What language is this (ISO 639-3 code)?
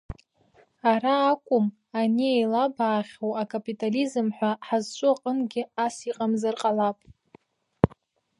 abk